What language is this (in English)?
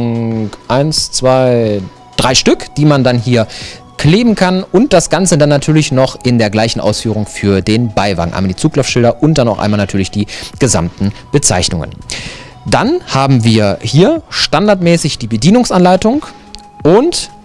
German